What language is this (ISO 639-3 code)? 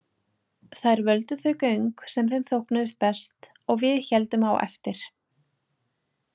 isl